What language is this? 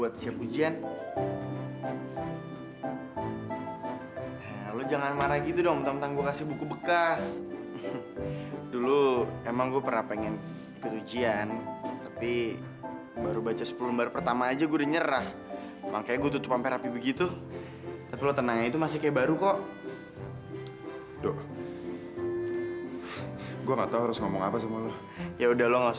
Indonesian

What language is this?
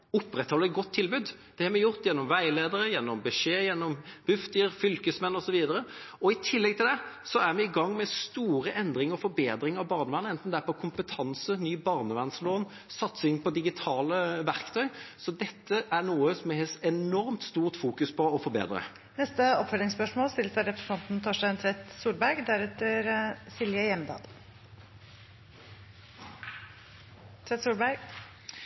Norwegian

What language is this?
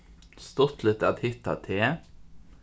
Faroese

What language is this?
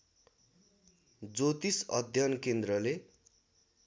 Nepali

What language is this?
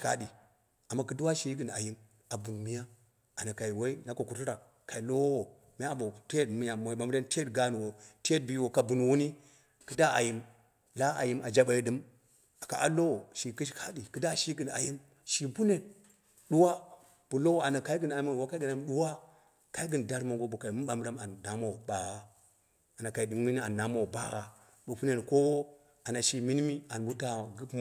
Dera (Nigeria)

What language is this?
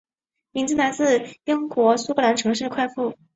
Chinese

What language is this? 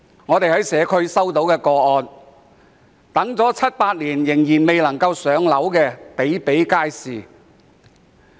Cantonese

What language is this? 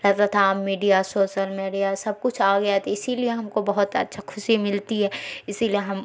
Urdu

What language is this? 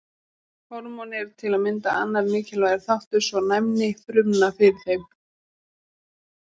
Icelandic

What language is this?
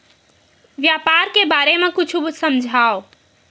Chhattisgarhi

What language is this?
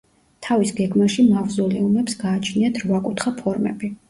Georgian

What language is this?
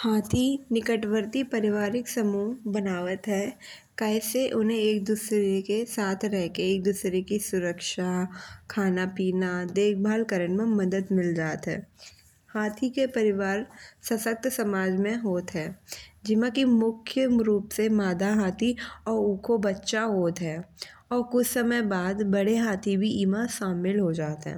Bundeli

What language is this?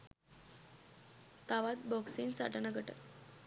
Sinhala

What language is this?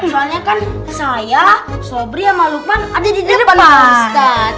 Indonesian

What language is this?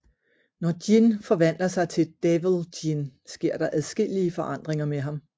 Danish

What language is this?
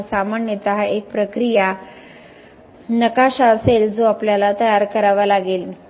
Marathi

